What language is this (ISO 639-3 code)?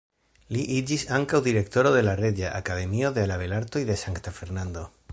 epo